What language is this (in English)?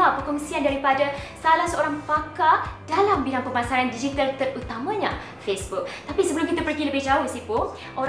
Malay